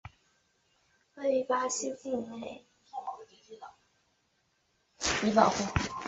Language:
Chinese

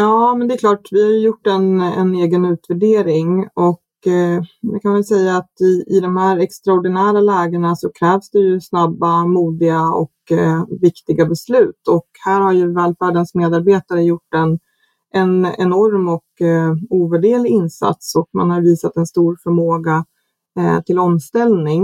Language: Swedish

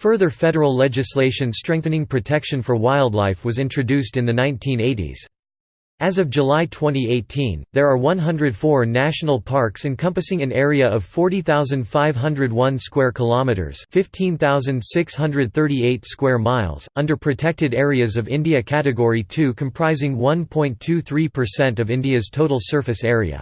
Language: English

